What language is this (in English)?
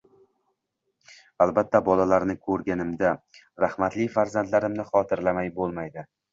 Uzbek